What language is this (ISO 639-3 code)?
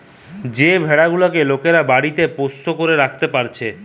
ben